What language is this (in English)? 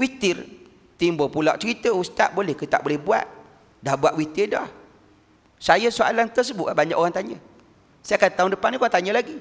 Malay